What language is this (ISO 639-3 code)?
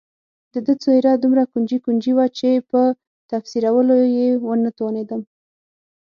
pus